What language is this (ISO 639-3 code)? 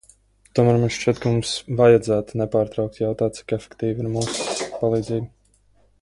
lav